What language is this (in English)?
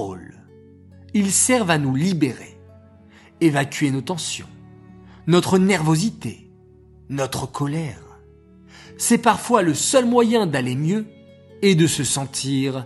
French